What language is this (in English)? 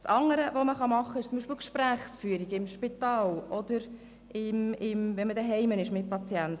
Swiss German